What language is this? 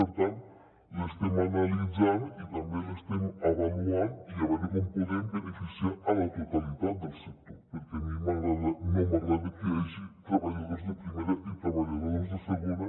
Catalan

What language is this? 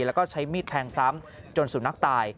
Thai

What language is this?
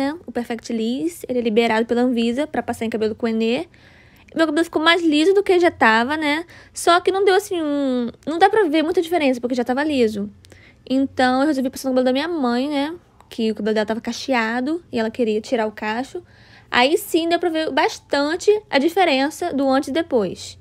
Portuguese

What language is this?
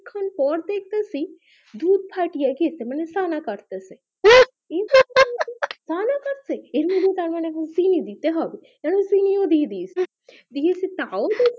Bangla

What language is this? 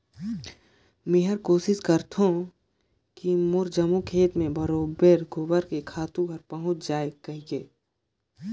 Chhattisgarhi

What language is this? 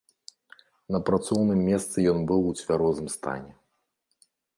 Belarusian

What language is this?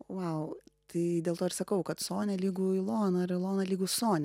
Lithuanian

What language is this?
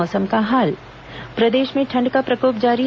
Hindi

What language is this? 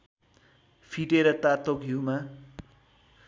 Nepali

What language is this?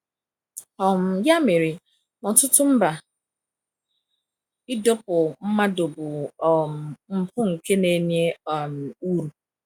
Igbo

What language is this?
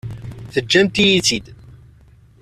Kabyle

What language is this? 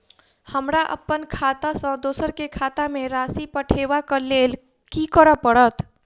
Maithili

